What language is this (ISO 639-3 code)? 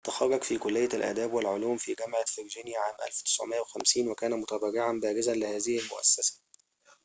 ara